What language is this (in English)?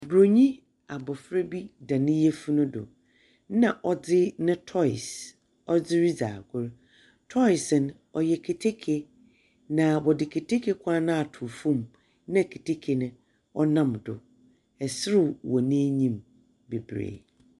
Akan